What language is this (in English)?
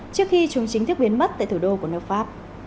Vietnamese